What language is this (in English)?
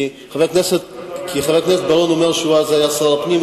Hebrew